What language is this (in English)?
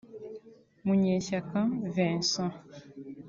Kinyarwanda